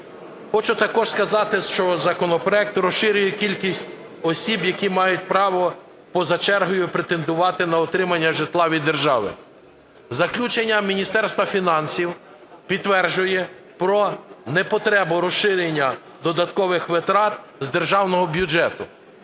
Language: Ukrainian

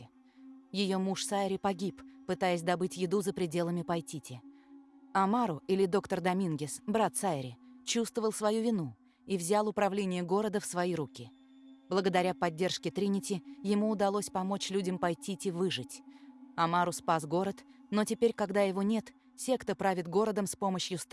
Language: Russian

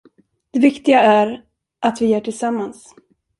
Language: Swedish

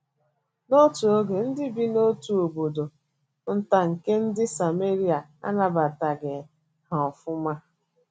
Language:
Igbo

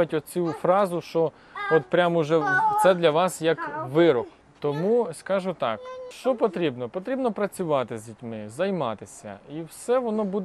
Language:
Ukrainian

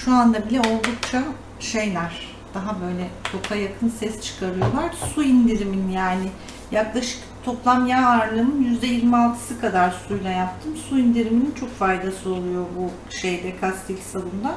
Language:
Turkish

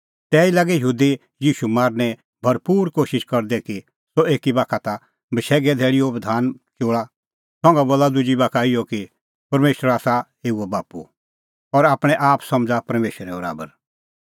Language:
Kullu Pahari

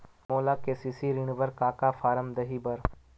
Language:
Chhattisgarhi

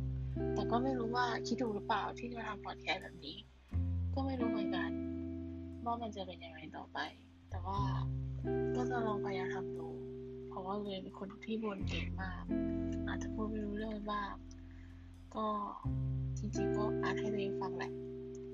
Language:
Thai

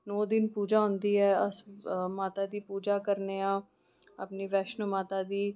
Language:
Dogri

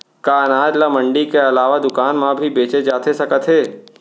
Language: Chhattisgarhi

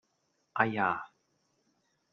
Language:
Cantonese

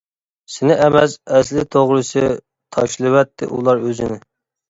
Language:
Uyghur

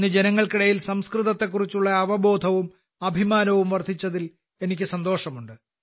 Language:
Malayalam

